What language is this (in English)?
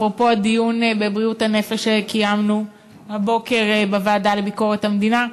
Hebrew